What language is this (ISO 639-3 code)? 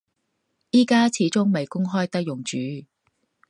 yue